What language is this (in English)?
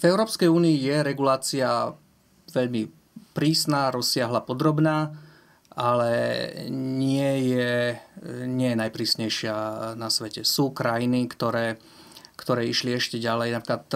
Slovak